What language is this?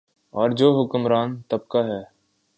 Urdu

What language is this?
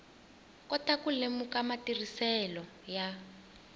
Tsonga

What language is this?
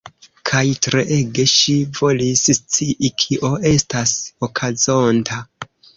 Esperanto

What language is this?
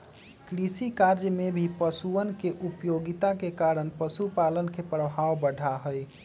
Magahi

